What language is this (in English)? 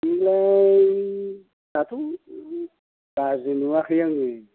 Bodo